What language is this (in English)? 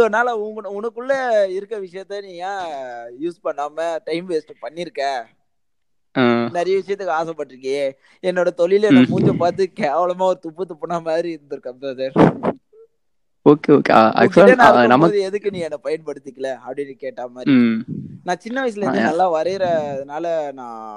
Tamil